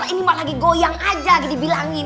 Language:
Indonesian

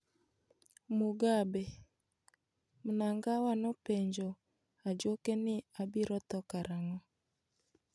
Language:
Luo (Kenya and Tanzania)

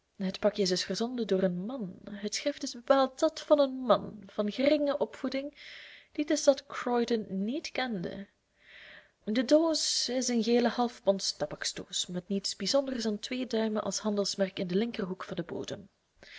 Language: Dutch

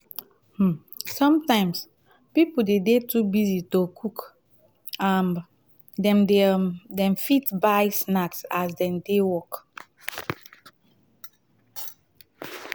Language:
Nigerian Pidgin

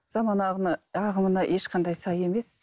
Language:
Kazakh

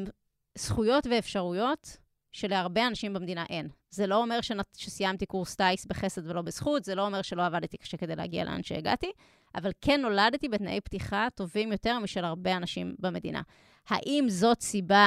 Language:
Hebrew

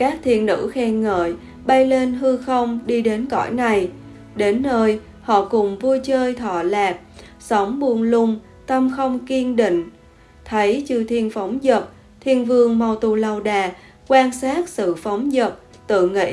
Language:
Vietnamese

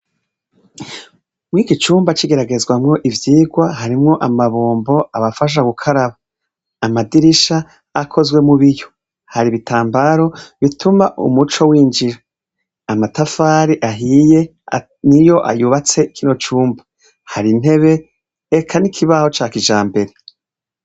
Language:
Rundi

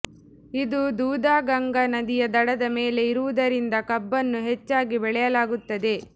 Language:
Kannada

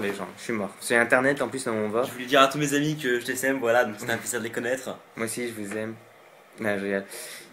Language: French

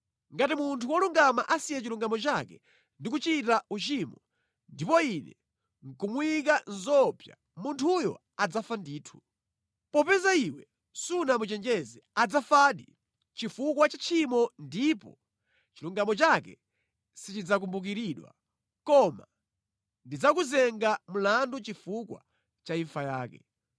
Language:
Nyanja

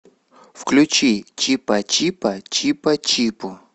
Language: Russian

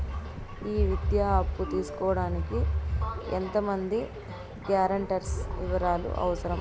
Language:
Telugu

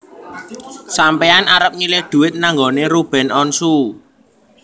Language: Javanese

